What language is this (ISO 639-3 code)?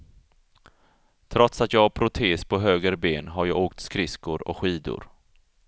swe